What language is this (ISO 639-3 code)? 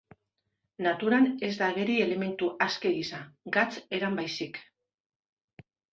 eus